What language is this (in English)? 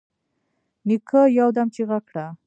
Pashto